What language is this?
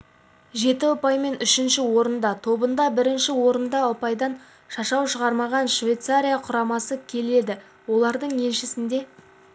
Kazakh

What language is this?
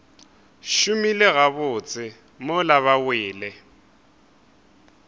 Northern Sotho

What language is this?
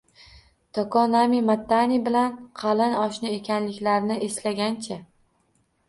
Uzbek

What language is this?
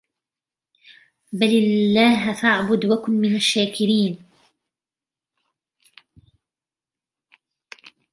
Arabic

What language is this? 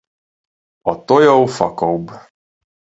Hungarian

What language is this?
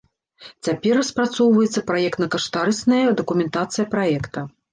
Belarusian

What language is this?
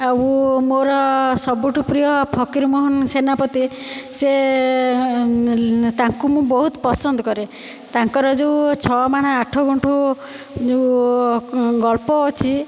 Odia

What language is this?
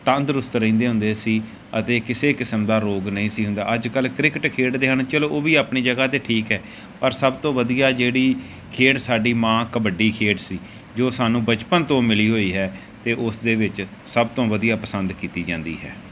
Punjabi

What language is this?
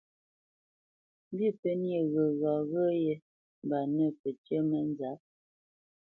Bamenyam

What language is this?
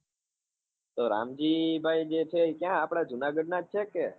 Gujarati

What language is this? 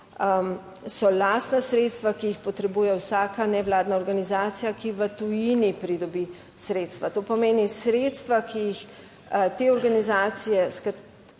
Slovenian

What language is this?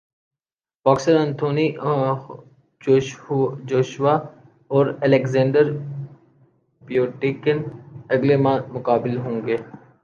Urdu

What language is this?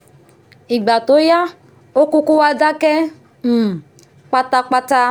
Yoruba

